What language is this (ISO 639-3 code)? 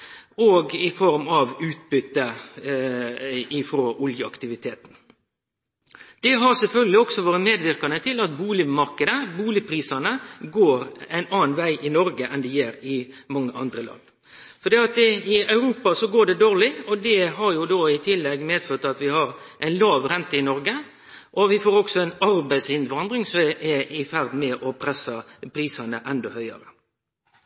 nno